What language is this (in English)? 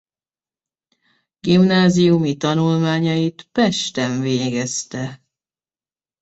Hungarian